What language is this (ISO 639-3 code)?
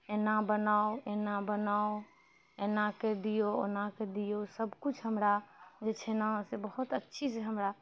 mai